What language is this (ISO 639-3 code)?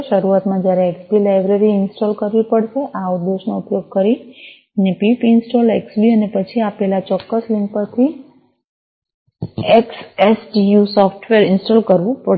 guj